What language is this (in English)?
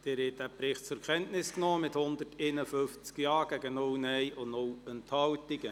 Swiss German